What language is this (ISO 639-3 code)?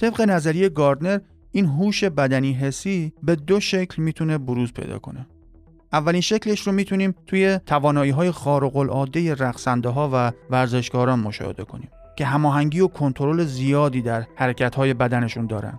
fas